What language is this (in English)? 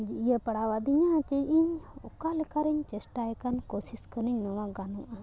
Santali